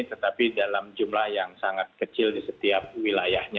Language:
Indonesian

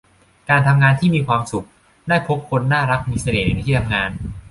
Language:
Thai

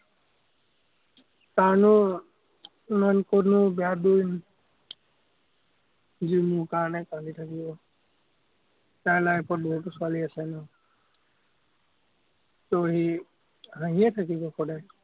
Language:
Assamese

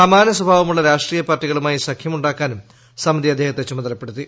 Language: Malayalam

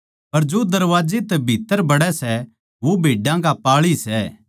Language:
Haryanvi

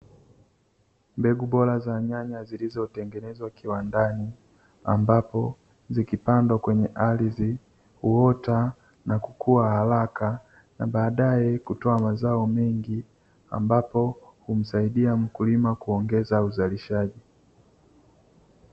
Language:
Swahili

